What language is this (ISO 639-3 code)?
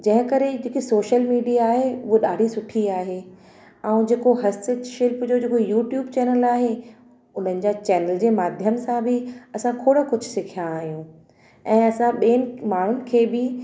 snd